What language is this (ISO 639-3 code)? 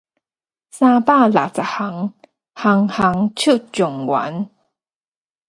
nan